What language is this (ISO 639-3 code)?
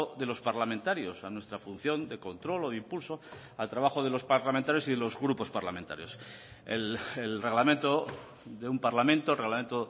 spa